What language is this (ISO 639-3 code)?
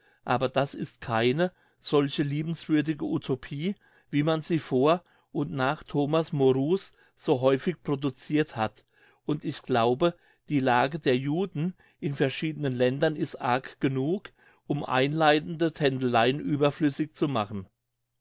deu